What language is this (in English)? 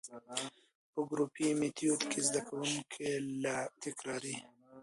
Pashto